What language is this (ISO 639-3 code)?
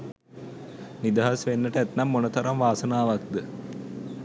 sin